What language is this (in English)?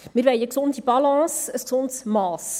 Swiss German